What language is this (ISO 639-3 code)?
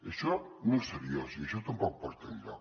cat